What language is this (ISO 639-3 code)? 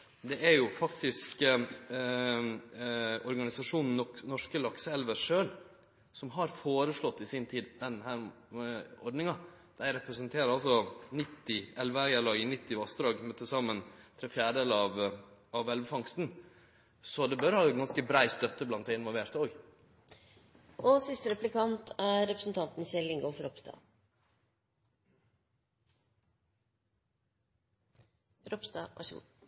nor